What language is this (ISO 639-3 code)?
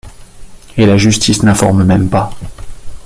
fra